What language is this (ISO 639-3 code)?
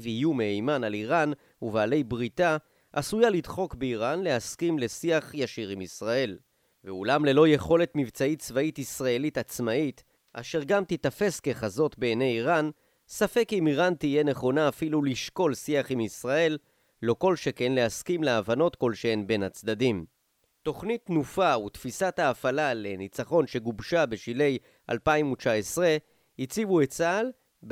heb